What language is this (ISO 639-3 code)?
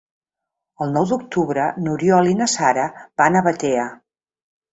cat